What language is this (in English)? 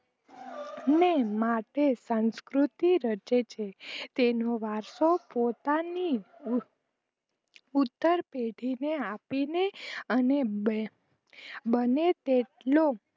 Gujarati